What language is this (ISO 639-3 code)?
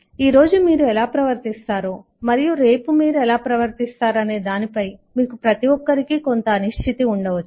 tel